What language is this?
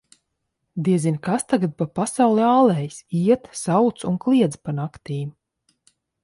Latvian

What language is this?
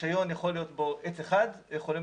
Hebrew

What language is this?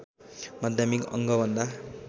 Nepali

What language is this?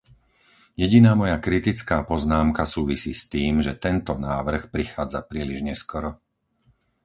Slovak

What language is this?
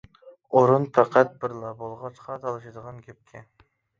Uyghur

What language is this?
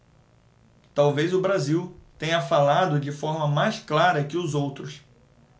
Portuguese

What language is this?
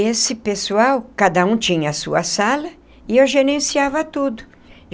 Portuguese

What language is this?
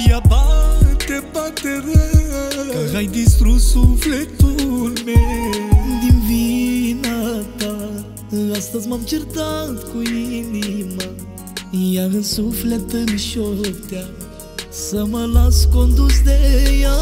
Romanian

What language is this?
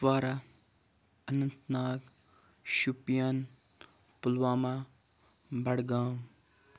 Kashmiri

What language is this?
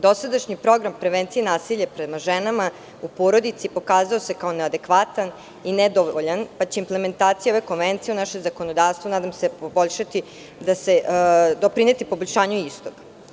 Serbian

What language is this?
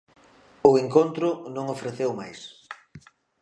Galician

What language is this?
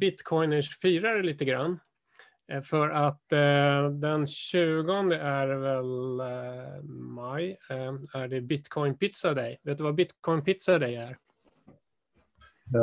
Swedish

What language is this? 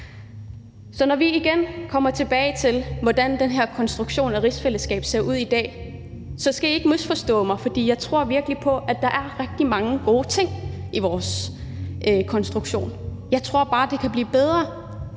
Danish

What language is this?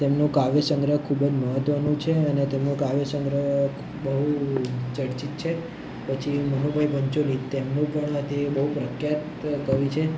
Gujarati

